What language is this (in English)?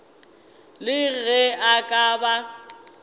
Northern Sotho